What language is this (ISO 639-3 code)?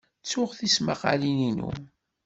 kab